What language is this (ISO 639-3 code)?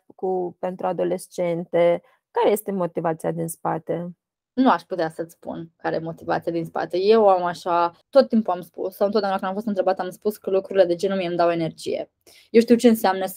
ron